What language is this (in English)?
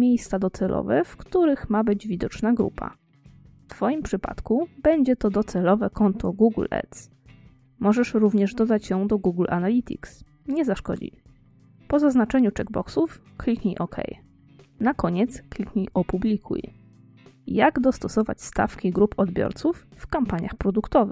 Polish